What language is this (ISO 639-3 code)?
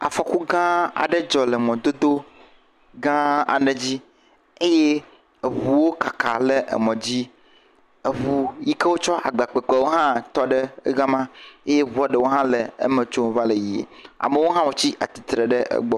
ewe